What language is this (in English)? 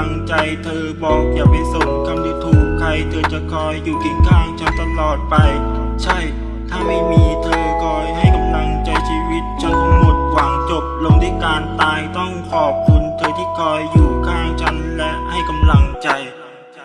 Thai